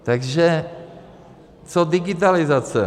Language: Czech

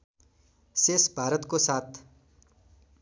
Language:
Nepali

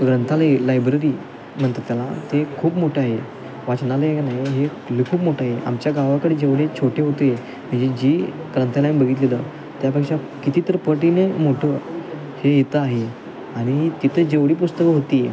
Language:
Marathi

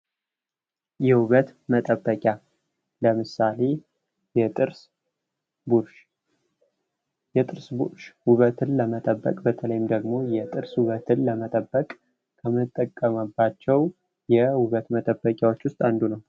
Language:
Amharic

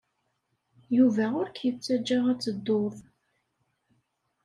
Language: Kabyle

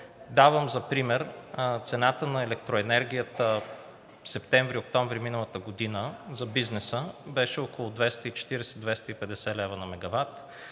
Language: Bulgarian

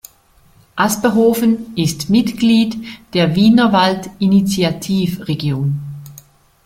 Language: German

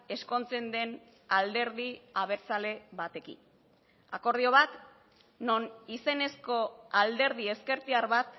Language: Basque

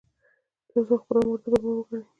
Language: Pashto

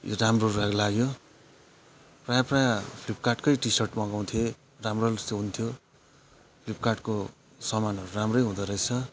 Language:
Nepali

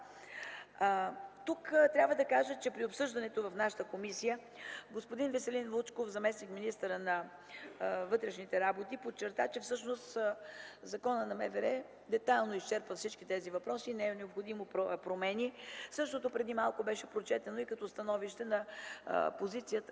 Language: Bulgarian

